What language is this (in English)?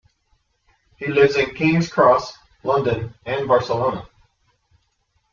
English